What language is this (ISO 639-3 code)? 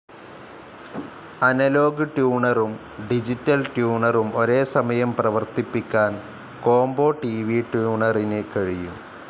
mal